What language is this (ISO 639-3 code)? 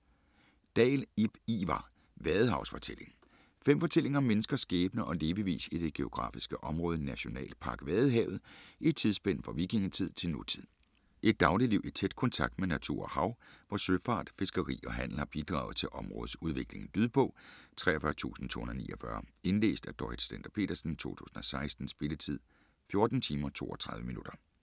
dan